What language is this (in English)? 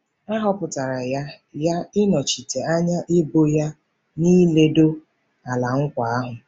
Igbo